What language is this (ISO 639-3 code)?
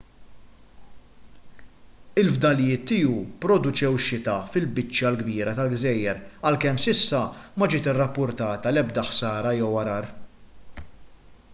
mlt